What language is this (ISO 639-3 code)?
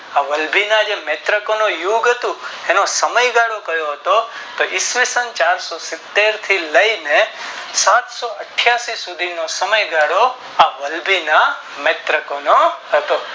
guj